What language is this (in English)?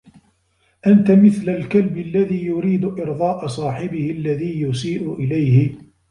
Arabic